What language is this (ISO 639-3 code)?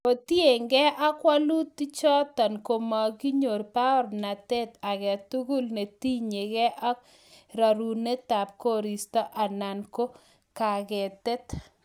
kln